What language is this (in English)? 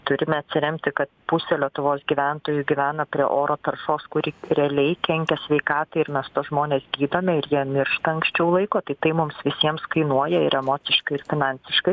Lithuanian